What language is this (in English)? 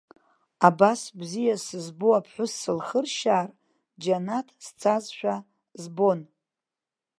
Abkhazian